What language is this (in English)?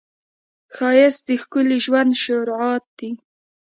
Pashto